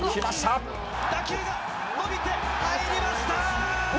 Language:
Japanese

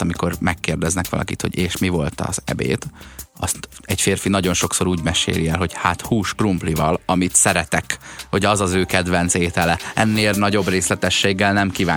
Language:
Hungarian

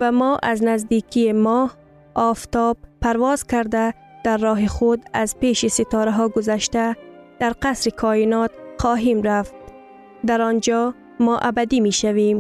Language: Persian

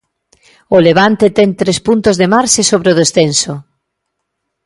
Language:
Galician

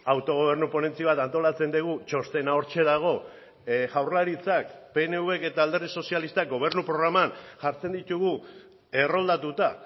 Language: Basque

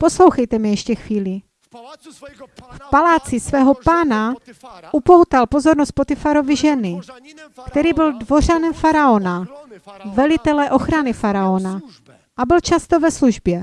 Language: Czech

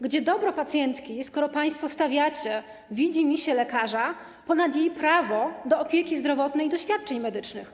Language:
Polish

